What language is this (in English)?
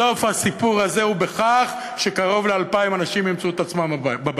Hebrew